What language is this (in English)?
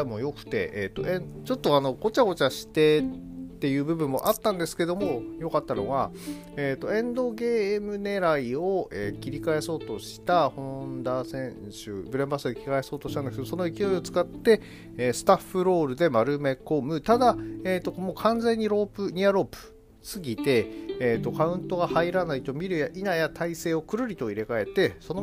Japanese